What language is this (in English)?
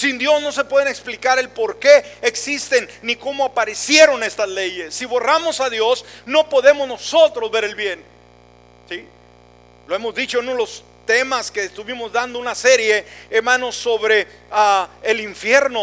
Spanish